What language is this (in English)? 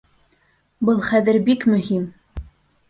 Bashkir